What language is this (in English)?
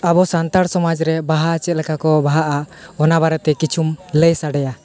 Santali